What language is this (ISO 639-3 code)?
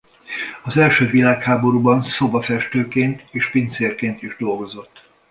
hun